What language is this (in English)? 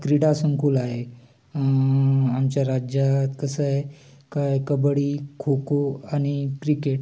Marathi